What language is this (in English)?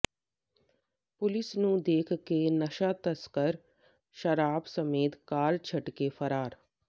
Punjabi